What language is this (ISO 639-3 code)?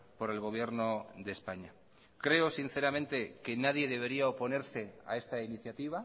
spa